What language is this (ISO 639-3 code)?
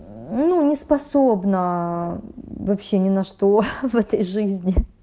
rus